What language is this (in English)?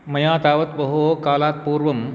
Sanskrit